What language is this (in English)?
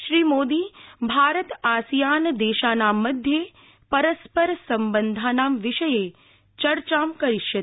Sanskrit